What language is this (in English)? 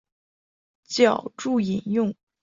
Chinese